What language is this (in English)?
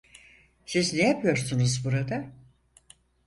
Turkish